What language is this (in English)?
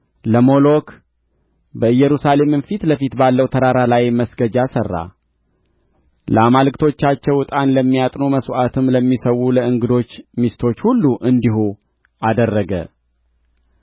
Amharic